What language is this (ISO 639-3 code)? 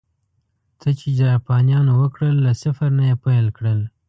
pus